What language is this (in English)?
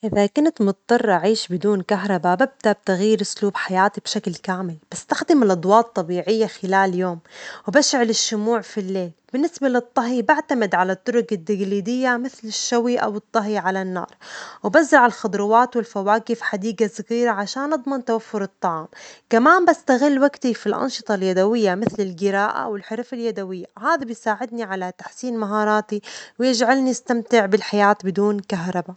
Omani Arabic